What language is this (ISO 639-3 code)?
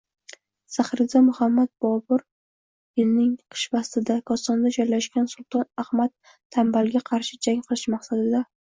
uzb